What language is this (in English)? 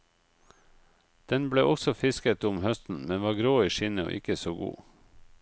Norwegian